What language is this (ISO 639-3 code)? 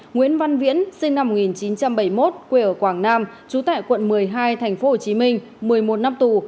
vie